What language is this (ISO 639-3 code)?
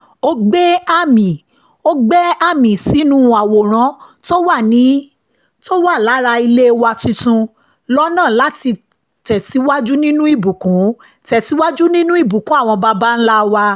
yor